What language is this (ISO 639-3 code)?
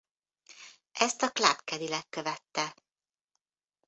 hun